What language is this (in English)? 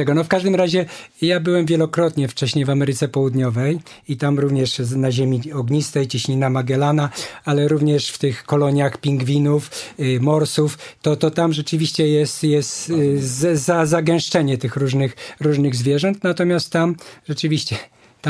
Polish